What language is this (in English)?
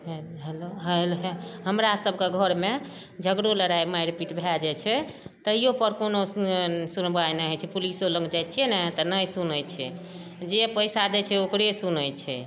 Maithili